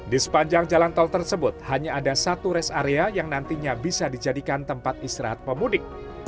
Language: Indonesian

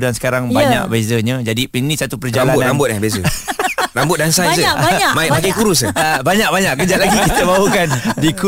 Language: Malay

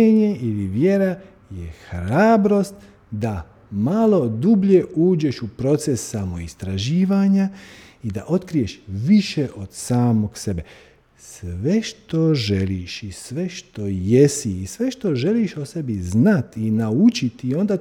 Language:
Croatian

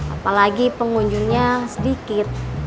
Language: Indonesian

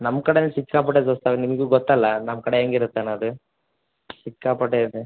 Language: Kannada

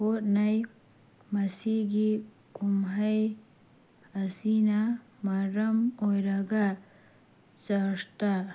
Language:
Manipuri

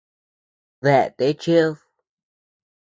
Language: Tepeuxila Cuicatec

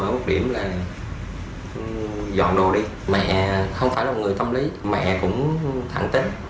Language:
Vietnamese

